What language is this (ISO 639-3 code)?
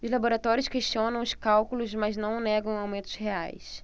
por